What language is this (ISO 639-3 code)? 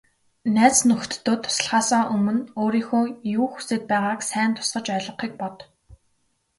mon